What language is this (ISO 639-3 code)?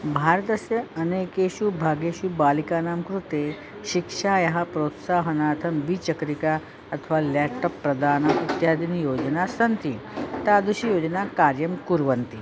san